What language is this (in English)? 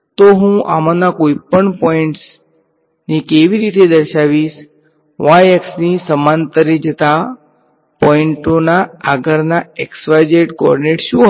Gujarati